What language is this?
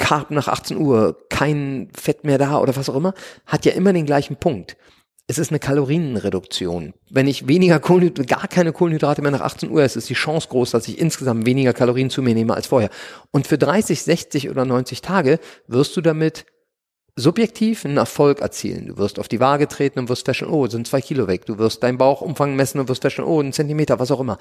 German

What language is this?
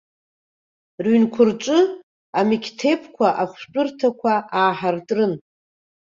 Abkhazian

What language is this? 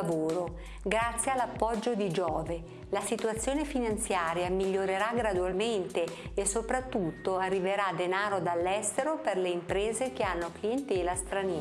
Italian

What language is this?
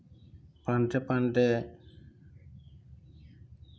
Assamese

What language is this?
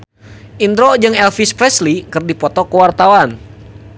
Sundanese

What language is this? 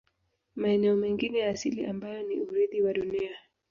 Swahili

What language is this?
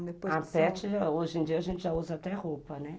Portuguese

